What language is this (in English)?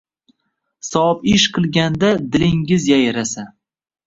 Uzbek